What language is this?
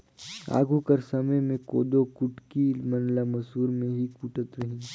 Chhattisgarhi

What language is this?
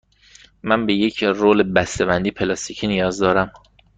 Persian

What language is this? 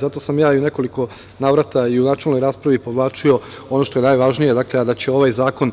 Serbian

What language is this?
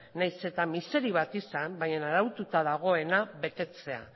Basque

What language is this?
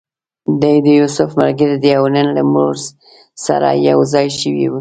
Pashto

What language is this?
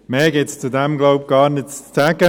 Swiss German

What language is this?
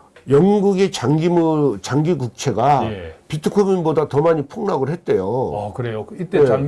Korean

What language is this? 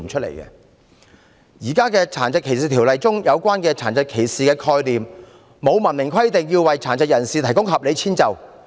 Cantonese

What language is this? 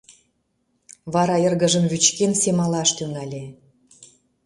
Mari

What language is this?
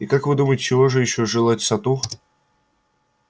Russian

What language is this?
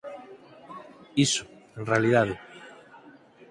Galician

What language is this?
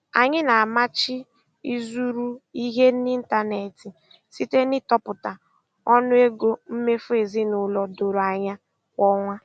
Igbo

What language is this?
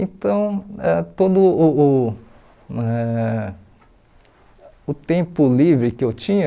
Portuguese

